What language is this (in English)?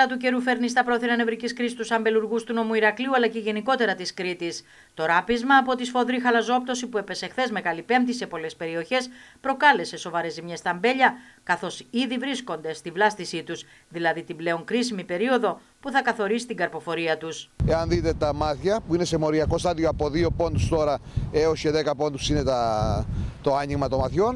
Greek